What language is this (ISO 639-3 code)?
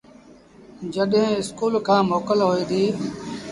sbn